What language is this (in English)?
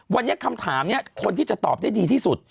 Thai